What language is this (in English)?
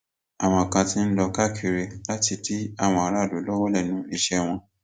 Yoruba